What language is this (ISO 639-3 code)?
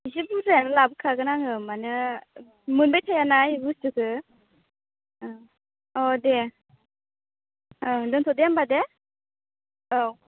brx